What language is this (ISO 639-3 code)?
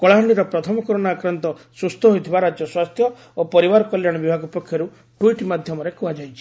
ori